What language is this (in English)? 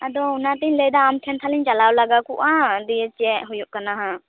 Santali